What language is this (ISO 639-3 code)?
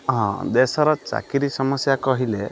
ori